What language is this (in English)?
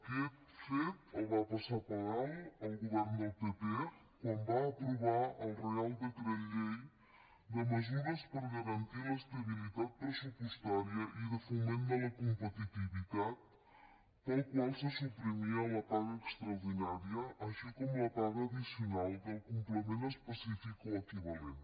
Catalan